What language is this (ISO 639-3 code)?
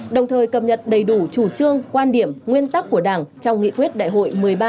vie